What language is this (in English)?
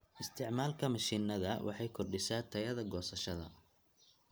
Somali